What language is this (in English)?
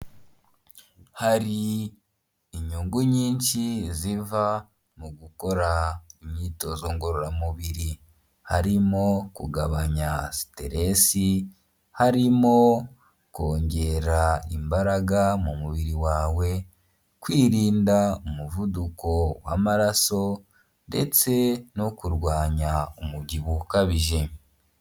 Kinyarwanda